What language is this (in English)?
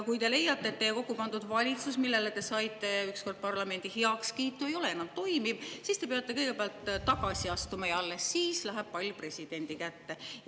Estonian